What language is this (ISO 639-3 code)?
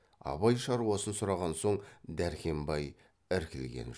kaz